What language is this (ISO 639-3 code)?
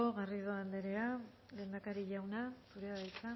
eus